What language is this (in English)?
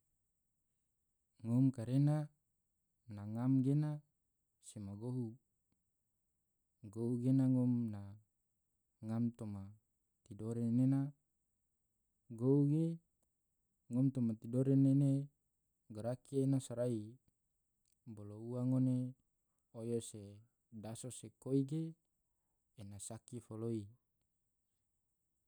Tidore